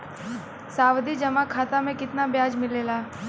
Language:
Bhojpuri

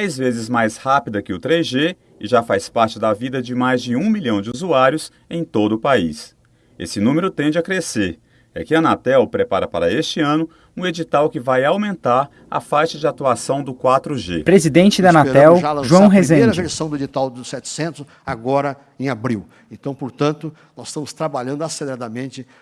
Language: Portuguese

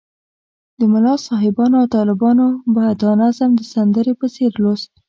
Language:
Pashto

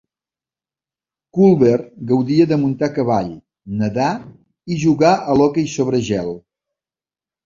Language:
Catalan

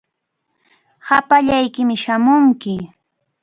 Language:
Cajatambo North Lima Quechua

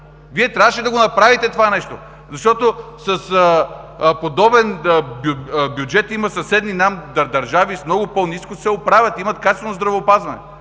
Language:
Bulgarian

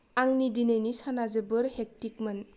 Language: Bodo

